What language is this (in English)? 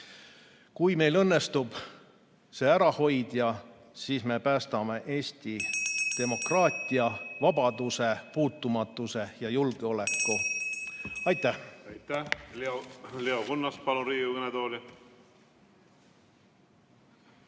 Estonian